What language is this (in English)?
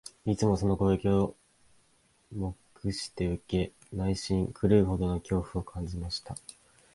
Japanese